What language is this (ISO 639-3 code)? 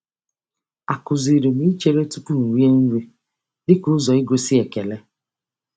ibo